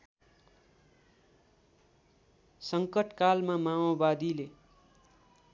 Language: Nepali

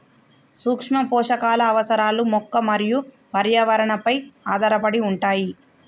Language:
Telugu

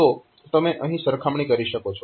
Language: Gujarati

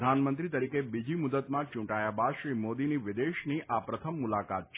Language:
Gujarati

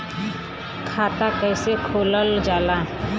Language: Bhojpuri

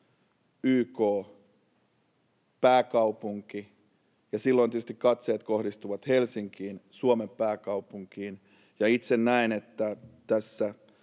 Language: Finnish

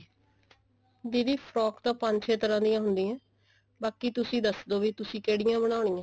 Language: Punjabi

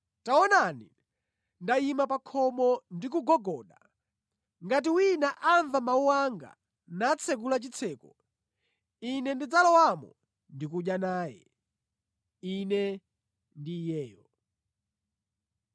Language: Nyanja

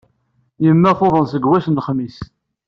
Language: Kabyle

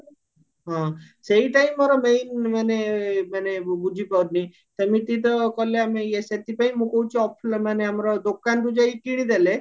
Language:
Odia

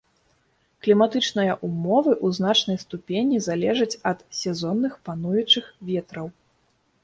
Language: Belarusian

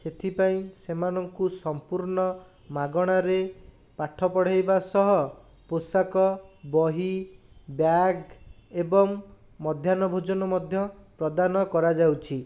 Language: Odia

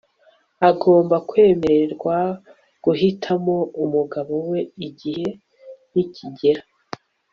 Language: Kinyarwanda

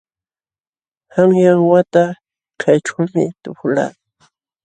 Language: Jauja Wanca Quechua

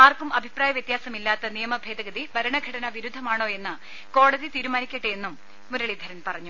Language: Malayalam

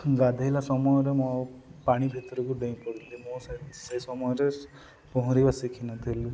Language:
Odia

